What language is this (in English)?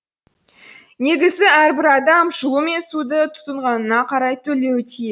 Kazakh